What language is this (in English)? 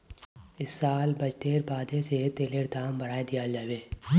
Magahi